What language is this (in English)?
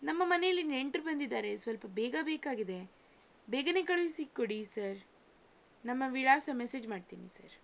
Kannada